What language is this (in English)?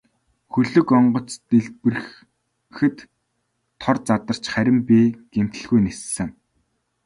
Mongolian